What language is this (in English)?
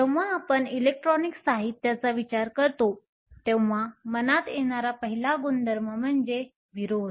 Marathi